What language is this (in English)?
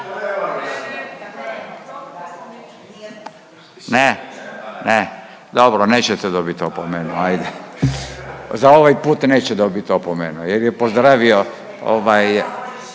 Croatian